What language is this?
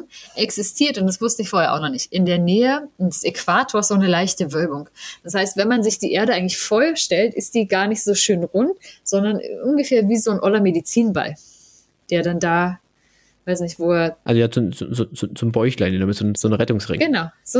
German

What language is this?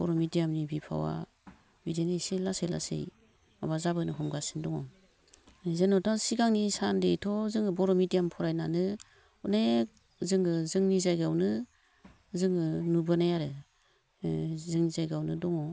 Bodo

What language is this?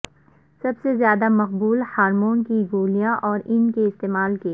Urdu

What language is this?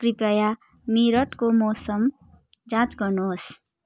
Nepali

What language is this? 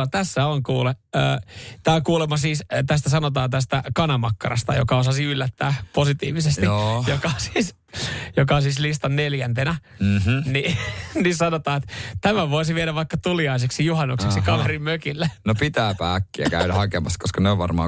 Finnish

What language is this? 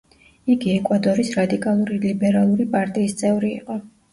Georgian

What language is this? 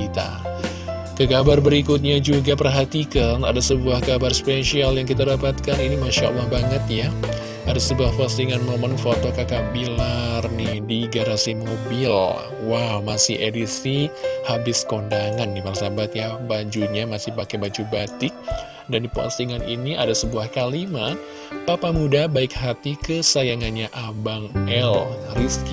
Indonesian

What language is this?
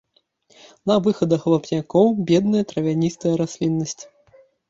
Belarusian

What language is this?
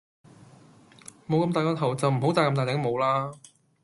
Cantonese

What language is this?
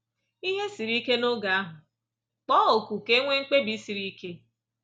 Igbo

